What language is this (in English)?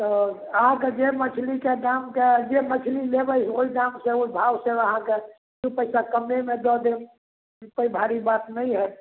Maithili